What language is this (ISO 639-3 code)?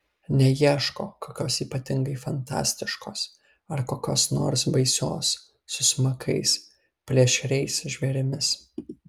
lit